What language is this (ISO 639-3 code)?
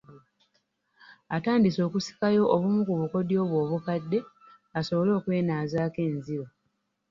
lug